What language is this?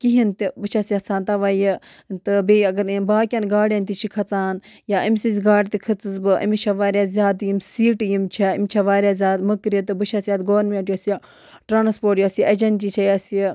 Kashmiri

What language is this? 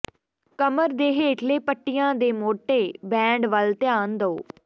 Punjabi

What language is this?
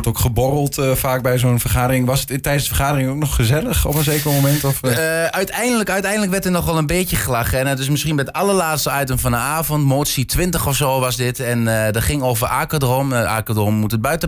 Dutch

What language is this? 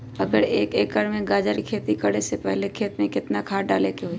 Magahi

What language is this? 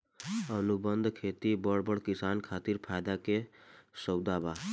Bhojpuri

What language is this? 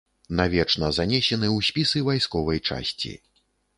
Belarusian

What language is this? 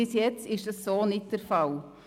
Swiss German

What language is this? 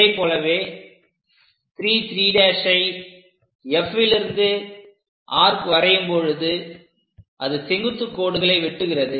Tamil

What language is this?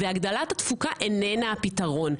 Hebrew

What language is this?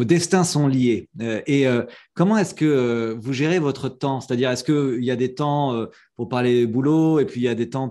French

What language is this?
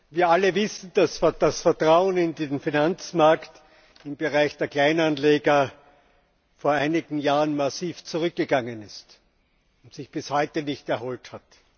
German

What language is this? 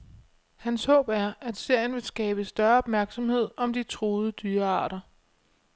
Danish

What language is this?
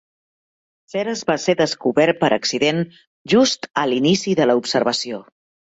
Catalan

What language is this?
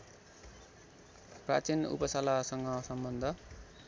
Nepali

